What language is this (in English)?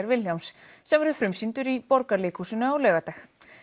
Icelandic